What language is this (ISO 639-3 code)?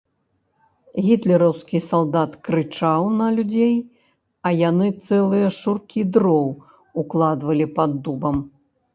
bel